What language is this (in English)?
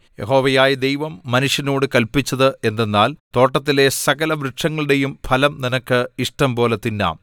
Malayalam